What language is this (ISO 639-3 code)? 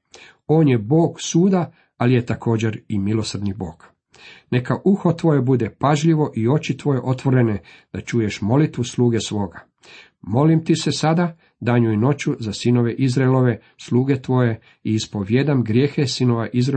hrv